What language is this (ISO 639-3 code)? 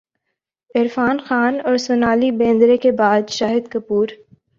urd